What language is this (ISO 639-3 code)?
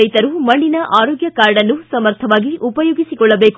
kan